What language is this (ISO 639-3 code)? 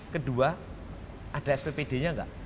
ind